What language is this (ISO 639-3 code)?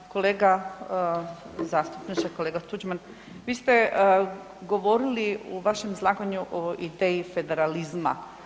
hrv